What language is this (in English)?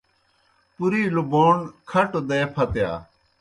Kohistani Shina